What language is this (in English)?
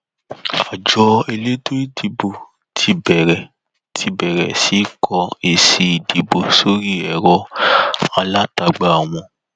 Yoruba